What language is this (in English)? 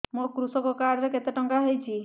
Odia